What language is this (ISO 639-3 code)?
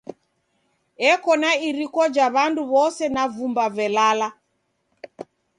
dav